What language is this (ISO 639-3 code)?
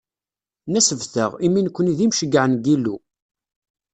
kab